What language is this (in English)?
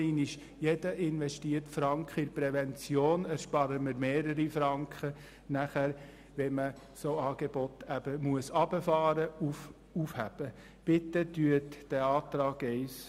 Swiss German